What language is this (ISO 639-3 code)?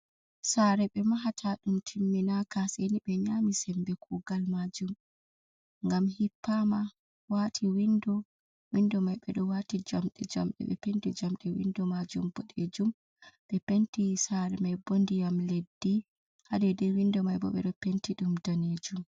ful